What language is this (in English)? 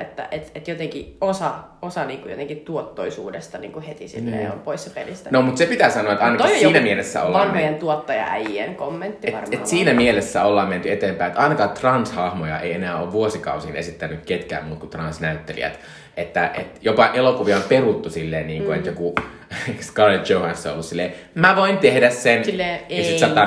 Finnish